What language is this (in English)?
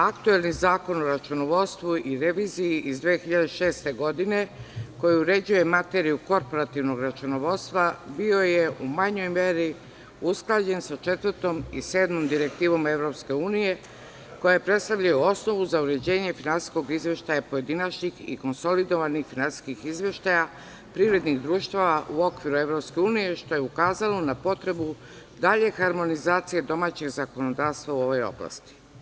Serbian